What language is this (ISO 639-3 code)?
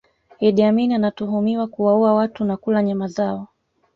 swa